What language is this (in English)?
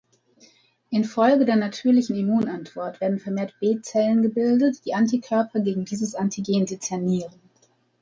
German